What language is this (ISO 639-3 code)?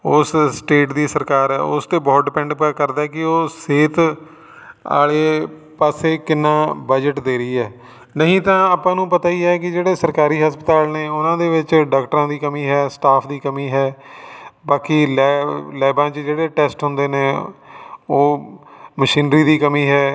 pan